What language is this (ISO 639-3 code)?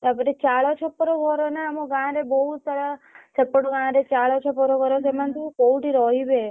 ori